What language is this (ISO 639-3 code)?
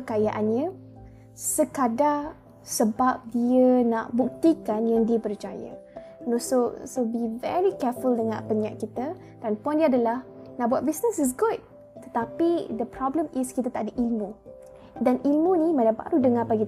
msa